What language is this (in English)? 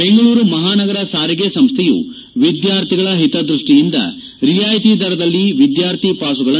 Kannada